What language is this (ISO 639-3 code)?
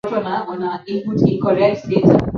swa